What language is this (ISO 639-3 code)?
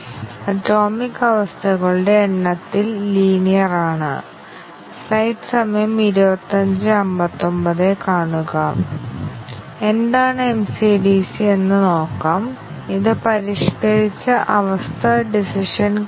mal